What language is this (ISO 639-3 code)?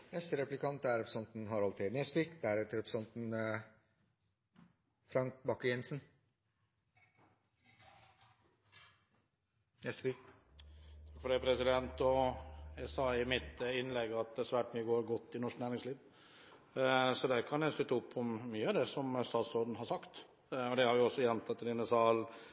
nno